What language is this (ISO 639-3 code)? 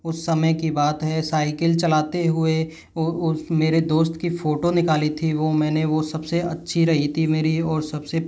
hin